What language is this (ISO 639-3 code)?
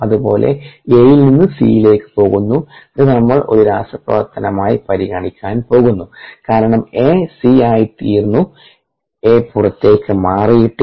mal